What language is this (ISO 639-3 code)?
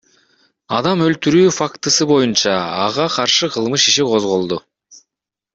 kir